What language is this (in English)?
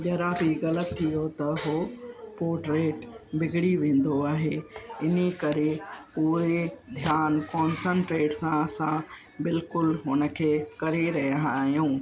Sindhi